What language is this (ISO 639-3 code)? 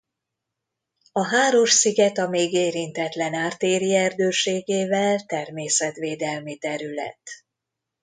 hun